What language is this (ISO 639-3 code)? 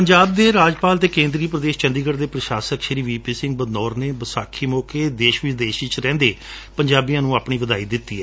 pan